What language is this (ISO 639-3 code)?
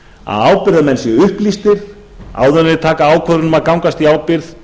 isl